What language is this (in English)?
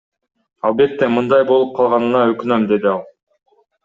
Kyrgyz